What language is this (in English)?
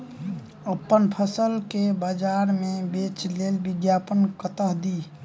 Maithili